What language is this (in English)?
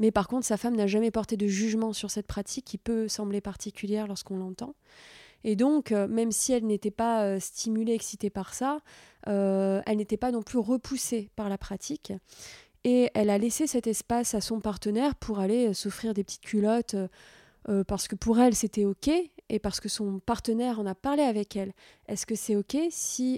French